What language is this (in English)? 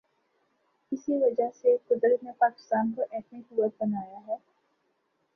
Urdu